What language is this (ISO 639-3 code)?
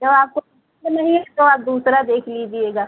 hin